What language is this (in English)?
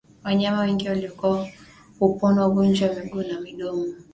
Swahili